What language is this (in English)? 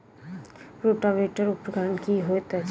Maithili